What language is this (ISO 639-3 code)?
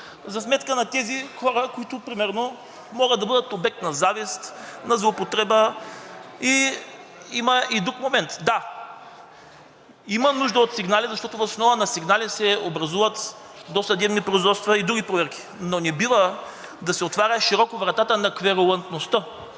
bul